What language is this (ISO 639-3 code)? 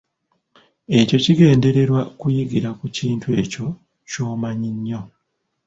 lug